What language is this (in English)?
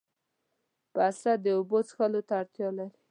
Pashto